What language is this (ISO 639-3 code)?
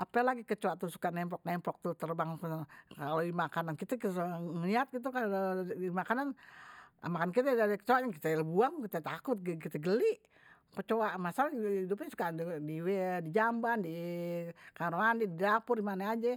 bew